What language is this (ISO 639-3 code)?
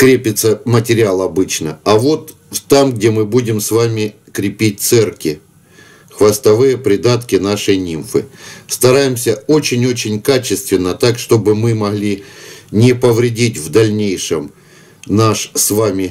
rus